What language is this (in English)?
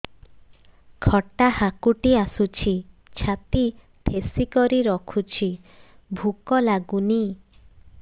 Odia